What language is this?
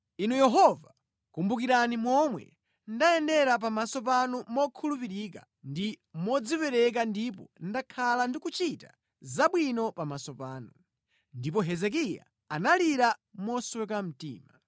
Nyanja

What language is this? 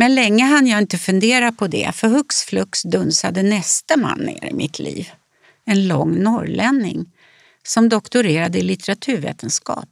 Swedish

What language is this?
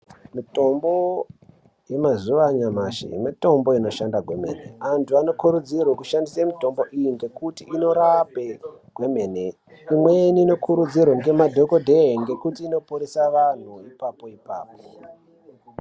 Ndau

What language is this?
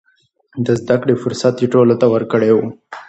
Pashto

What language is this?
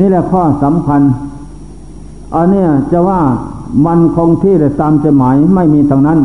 Thai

